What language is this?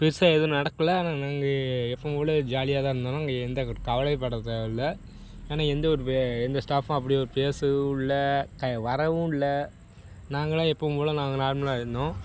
Tamil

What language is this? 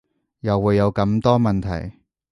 Cantonese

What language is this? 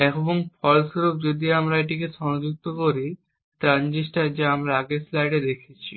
Bangla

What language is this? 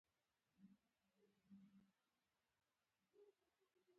Pashto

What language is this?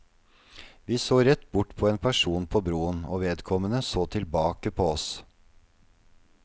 Norwegian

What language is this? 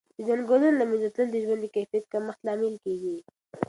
Pashto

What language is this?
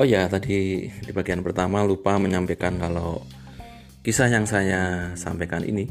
Indonesian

